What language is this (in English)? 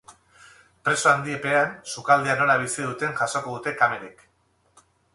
Basque